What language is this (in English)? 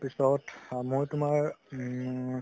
Assamese